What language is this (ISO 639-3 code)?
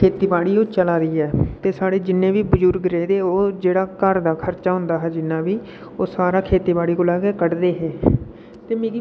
doi